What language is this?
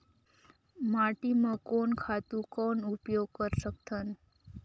Chhattisgarhi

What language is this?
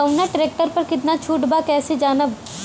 Bhojpuri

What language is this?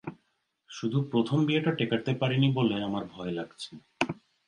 Bangla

